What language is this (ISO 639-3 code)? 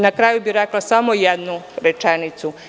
srp